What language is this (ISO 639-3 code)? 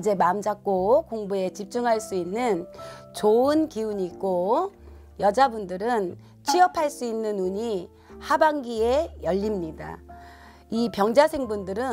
kor